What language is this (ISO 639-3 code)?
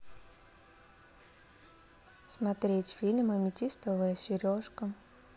rus